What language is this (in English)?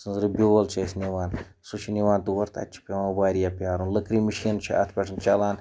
Kashmiri